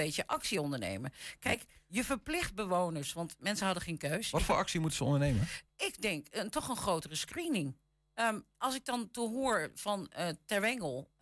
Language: Dutch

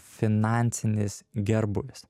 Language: Lithuanian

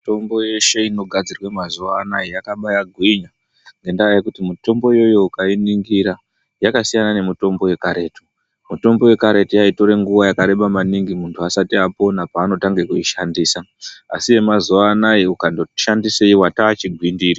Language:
Ndau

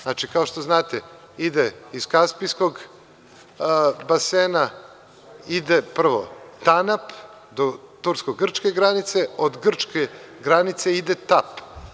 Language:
Serbian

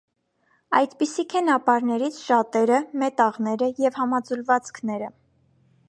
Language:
Armenian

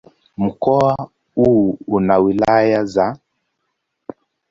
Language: Swahili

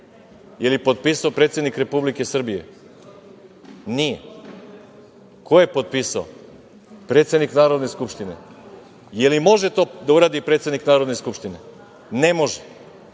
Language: Serbian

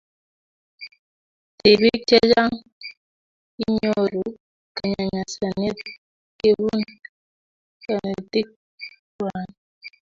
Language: Kalenjin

